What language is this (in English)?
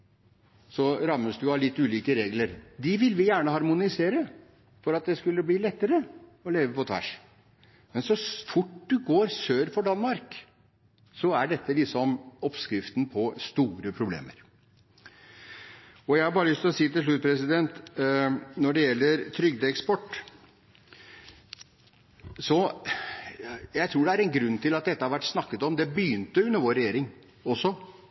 Norwegian Bokmål